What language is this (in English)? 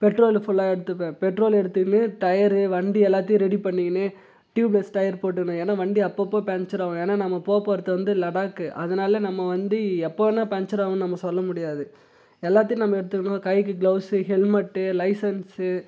Tamil